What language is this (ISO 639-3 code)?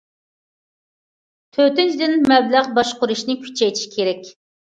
uig